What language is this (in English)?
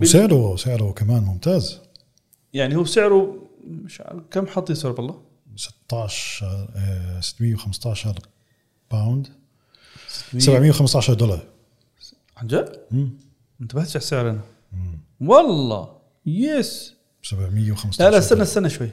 Arabic